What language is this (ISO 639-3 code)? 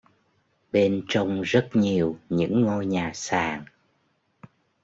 vie